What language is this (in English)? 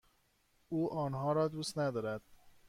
Persian